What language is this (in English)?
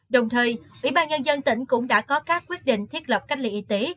Vietnamese